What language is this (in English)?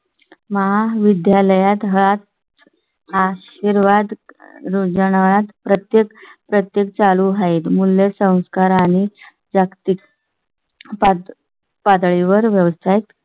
Marathi